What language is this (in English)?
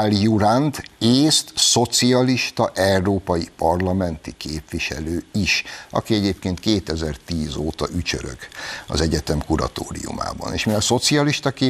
Hungarian